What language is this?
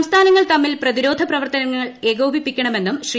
Malayalam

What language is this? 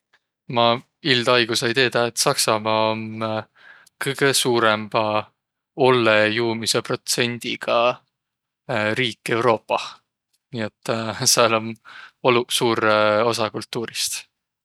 Võro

